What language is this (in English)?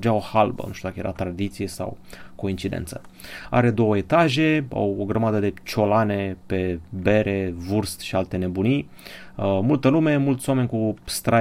Romanian